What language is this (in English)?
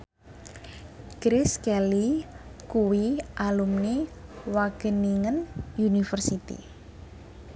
Javanese